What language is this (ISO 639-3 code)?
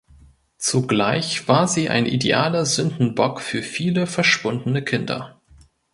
deu